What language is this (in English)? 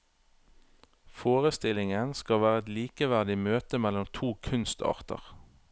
Norwegian